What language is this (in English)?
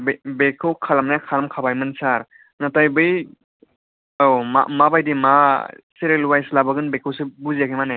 Bodo